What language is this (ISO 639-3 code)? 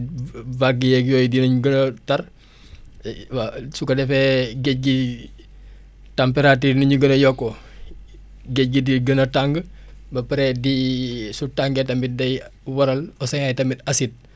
wol